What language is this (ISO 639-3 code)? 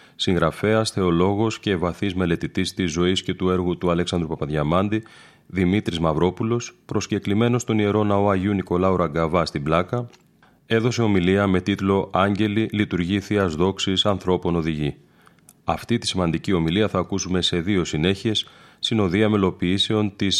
ell